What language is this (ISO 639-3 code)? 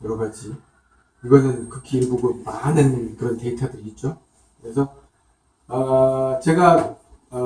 kor